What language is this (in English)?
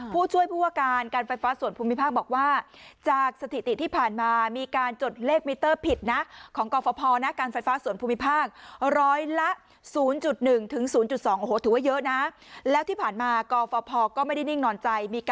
Thai